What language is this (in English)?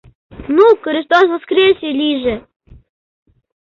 Mari